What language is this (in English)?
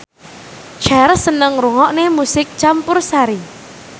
Javanese